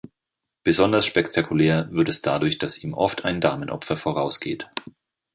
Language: German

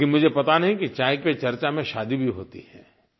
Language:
Hindi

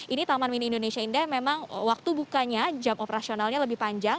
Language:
Indonesian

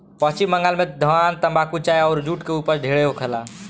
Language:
Bhojpuri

